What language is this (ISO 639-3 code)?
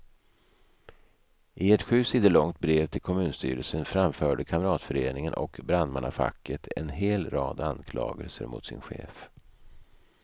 swe